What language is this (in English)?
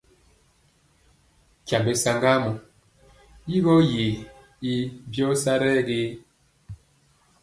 Mpiemo